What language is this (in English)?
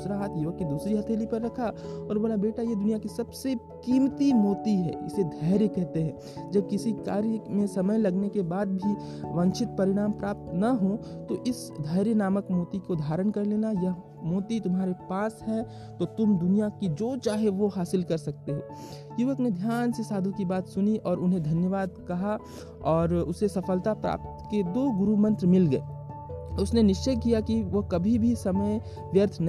Hindi